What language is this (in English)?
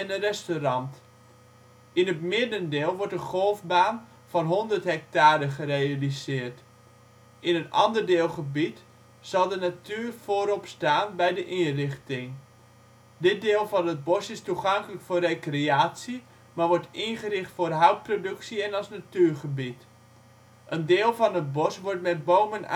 Dutch